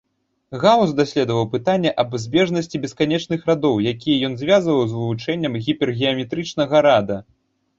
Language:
Belarusian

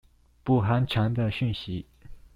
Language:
Chinese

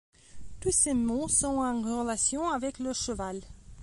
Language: French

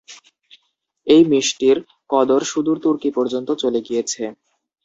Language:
Bangla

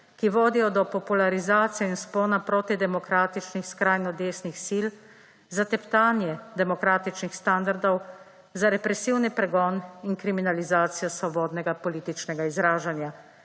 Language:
Slovenian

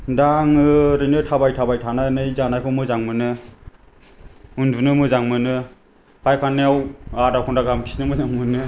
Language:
Bodo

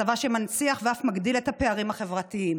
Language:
Hebrew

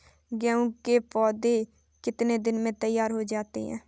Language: Hindi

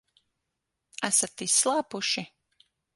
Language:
Latvian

